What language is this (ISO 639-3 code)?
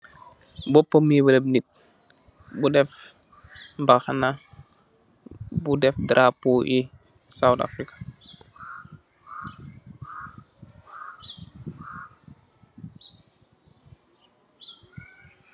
wol